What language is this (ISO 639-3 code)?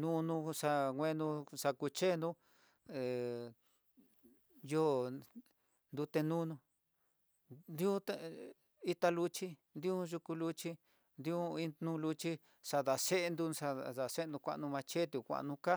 mtx